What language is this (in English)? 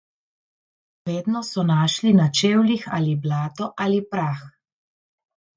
Slovenian